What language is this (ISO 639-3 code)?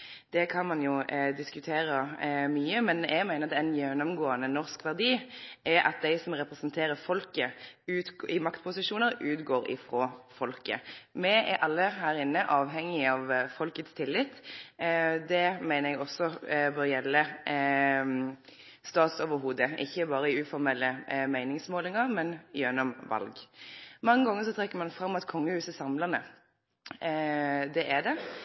nno